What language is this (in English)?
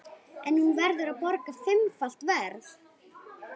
Icelandic